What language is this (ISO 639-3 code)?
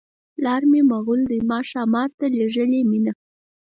pus